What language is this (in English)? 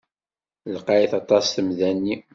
Kabyle